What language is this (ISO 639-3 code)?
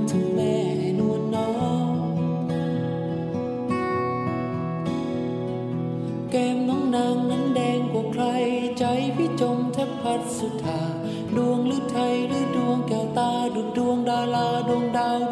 tha